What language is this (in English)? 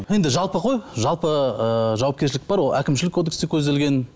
Kazakh